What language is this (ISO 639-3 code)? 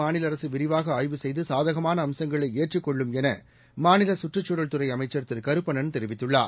tam